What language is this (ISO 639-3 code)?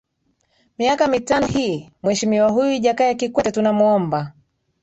swa